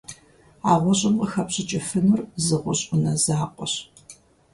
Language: Kabardian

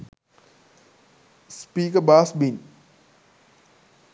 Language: Sinhala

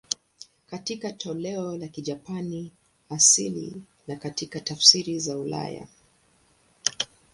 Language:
Swahili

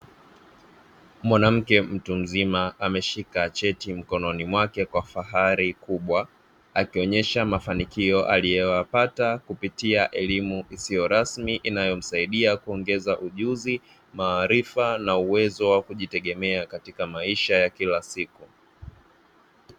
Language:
Swahili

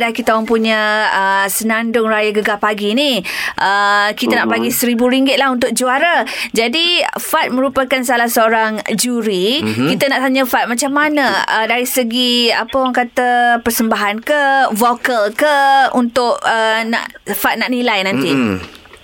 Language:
Malay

